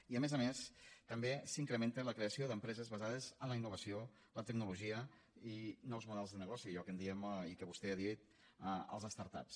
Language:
Catalan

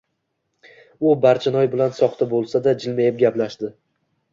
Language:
Uzbek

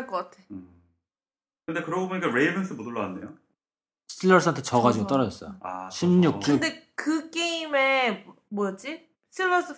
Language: Korean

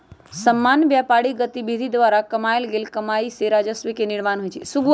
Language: Magahi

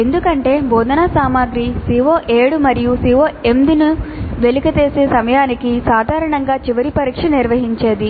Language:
Telugu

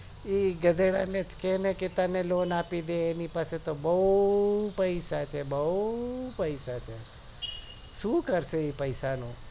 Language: Gujarati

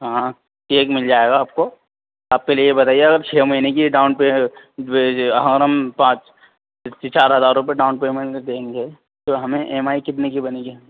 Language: Urdu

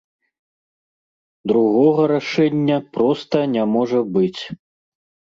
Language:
Belarusian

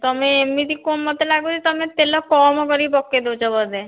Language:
Odia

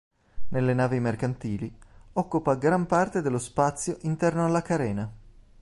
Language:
Italian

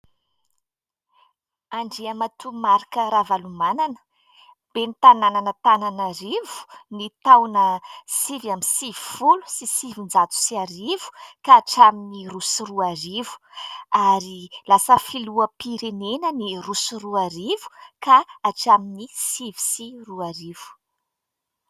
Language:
Malagasy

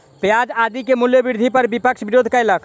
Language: Maithili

